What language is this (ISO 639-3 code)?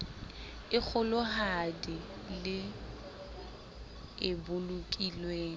sot